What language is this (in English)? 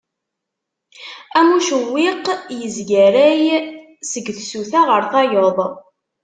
Kabyle